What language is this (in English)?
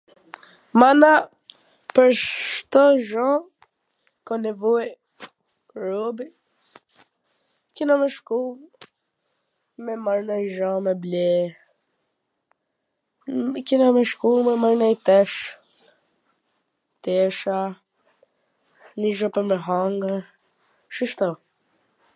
Gheg Albanian